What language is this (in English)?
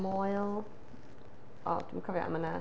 Welsh